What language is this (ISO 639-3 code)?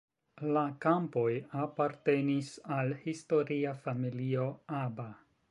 epo